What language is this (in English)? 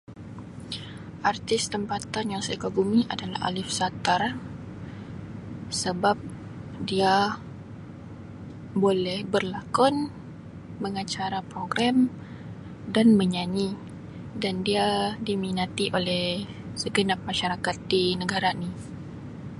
Sabah Malay